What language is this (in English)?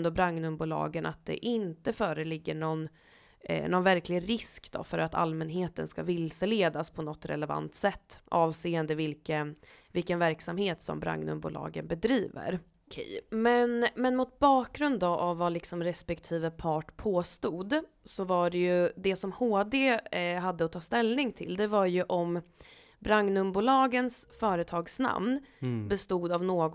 Swedish